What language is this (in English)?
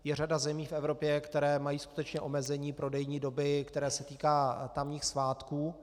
Czech